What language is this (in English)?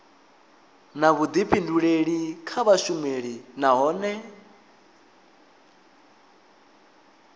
Venda